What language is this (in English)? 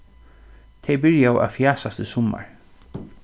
Faroese